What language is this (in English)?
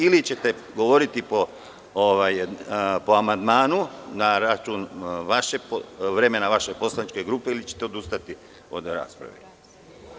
Serbian